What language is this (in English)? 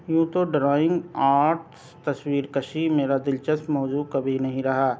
Urdu